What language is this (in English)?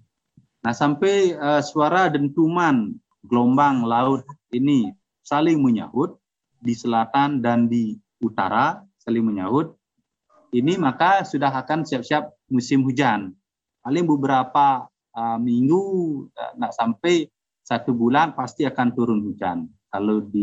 Indonesian